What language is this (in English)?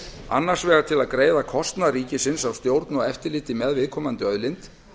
Icelandic